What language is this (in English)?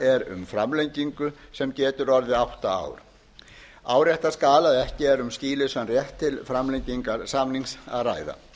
Icelandic